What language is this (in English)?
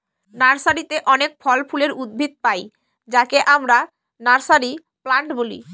Bangla